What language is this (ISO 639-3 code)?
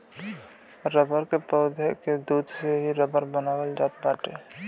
bho